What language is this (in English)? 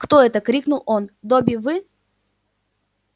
Russian